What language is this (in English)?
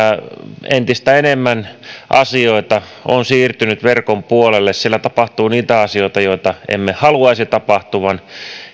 Finnish